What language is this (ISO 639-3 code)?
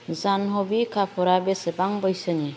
brx